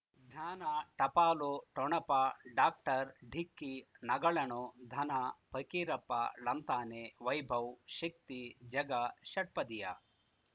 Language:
Kannada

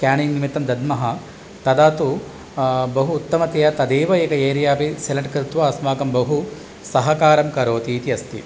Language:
Sanskrit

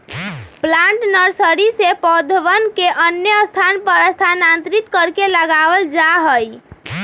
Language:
Magahi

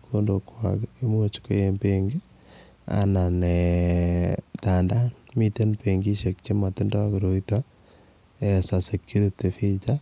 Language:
Kalenjin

